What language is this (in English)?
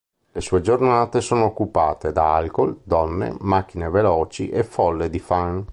Italian